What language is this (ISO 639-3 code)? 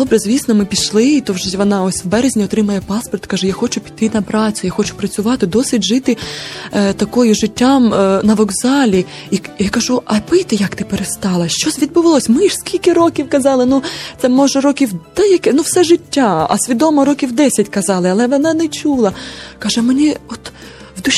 ukr